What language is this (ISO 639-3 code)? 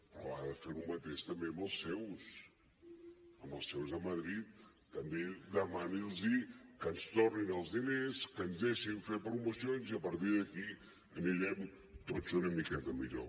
cat